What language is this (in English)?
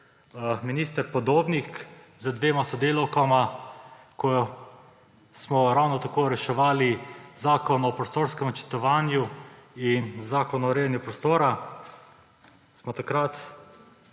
Slovenian